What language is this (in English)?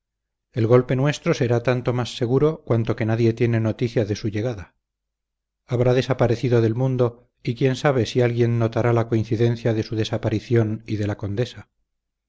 Spanish